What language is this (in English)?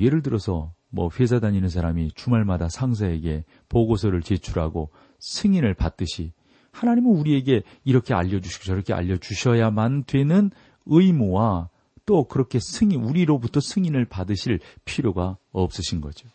Korean